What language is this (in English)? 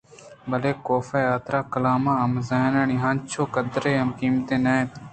Eastern Balochi